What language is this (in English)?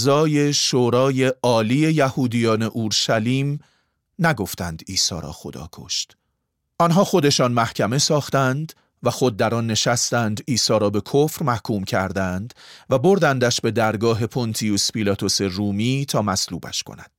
Persian